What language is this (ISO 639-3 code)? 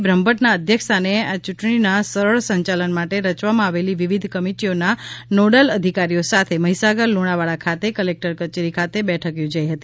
guj